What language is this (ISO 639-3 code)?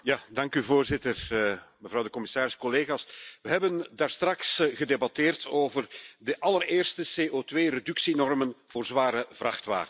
nld